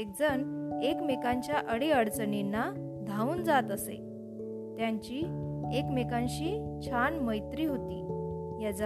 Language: Marathi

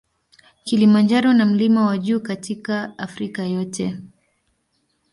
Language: Swahili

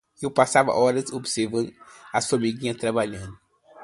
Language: Portuguese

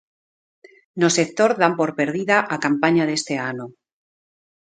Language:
Galician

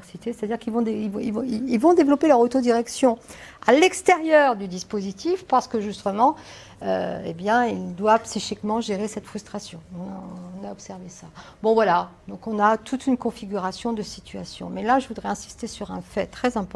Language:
French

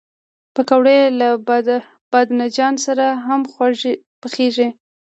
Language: Pashto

